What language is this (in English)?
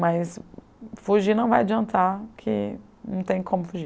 Portuguese